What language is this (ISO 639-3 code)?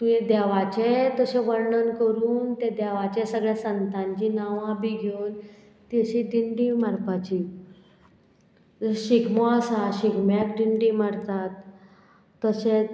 kok